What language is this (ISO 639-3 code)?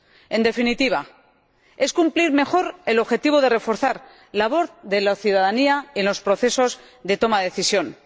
spa